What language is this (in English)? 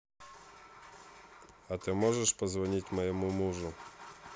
Russian